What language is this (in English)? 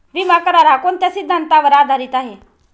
Marathi